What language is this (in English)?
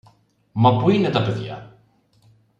Greek